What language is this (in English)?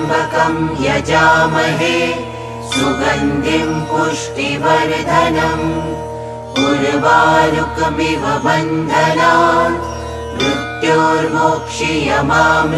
Bangla